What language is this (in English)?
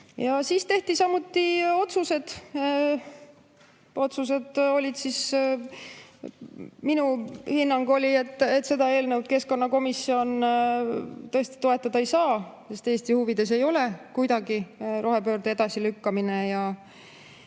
Estonian